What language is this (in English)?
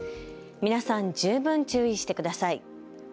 Japanese